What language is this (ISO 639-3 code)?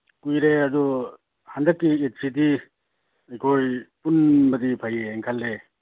mni